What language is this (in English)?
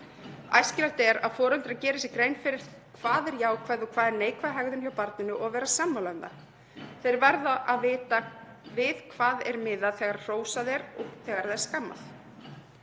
Icelandic